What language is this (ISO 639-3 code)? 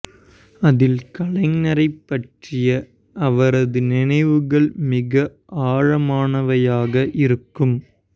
tam